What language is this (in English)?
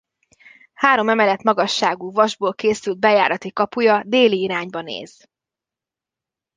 Hungarian